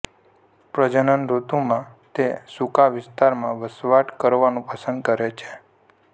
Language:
Gujarati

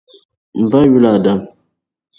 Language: Dagbani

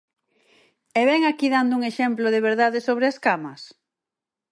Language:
Galician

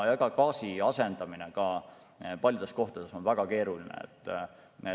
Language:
Estonian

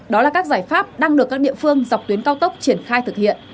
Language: Vietnamese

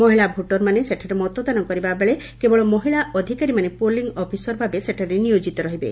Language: Odia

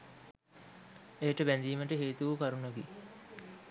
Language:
Sinhala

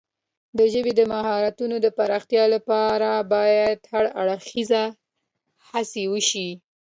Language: Pashto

